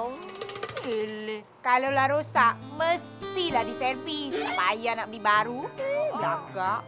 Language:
Indonesian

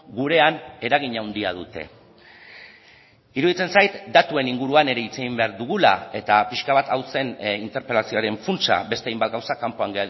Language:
Basque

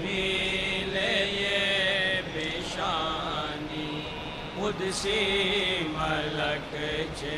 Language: Arabic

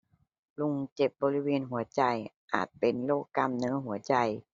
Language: Thai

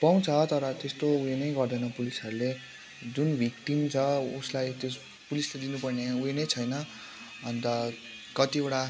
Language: Nepali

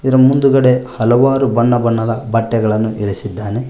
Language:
Kannada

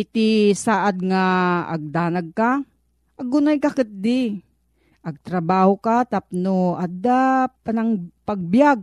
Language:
Filipino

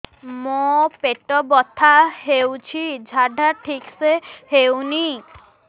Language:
Odia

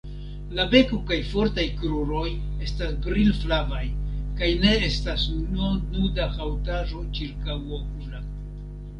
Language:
Esperanto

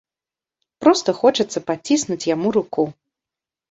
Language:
Belarusian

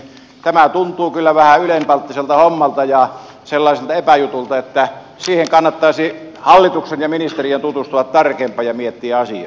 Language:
Finnish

